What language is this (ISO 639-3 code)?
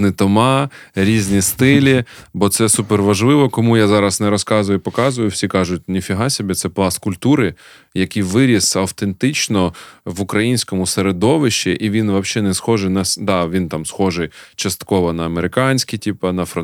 ukr